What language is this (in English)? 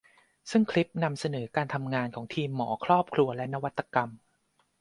Thai